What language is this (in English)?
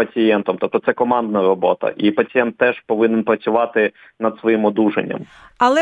Ukrainian